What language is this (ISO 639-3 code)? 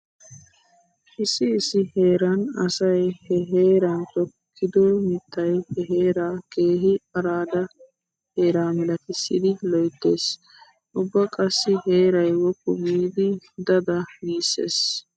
wal